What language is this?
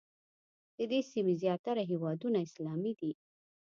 Pashto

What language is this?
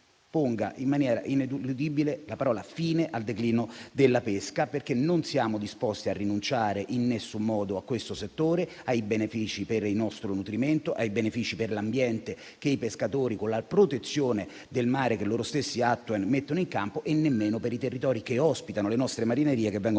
Italian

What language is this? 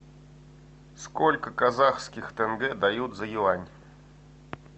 Russian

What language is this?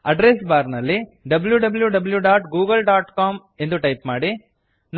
Kannada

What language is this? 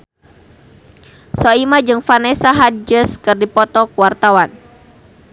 Sundanese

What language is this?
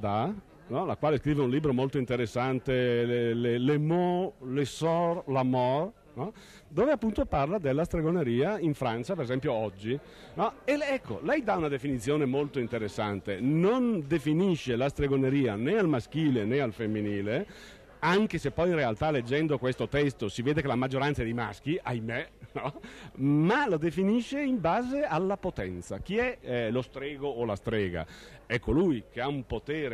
Italian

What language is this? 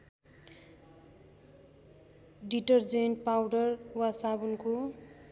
Nepali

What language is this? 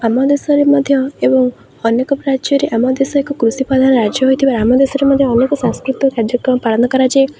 Odia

